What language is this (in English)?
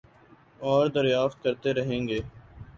Urdu